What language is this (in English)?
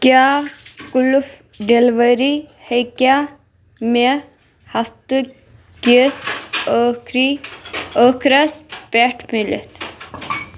Kashmiri